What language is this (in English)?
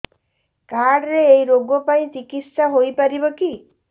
Odia